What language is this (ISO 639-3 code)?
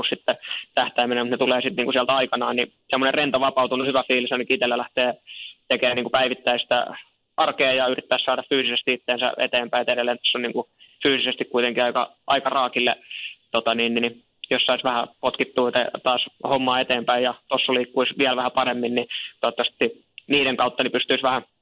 fin